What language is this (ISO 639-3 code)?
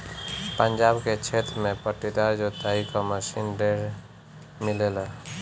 bho